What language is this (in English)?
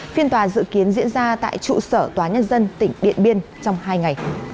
Vietnamese